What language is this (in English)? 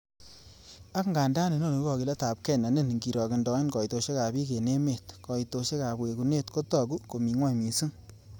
Kalenjin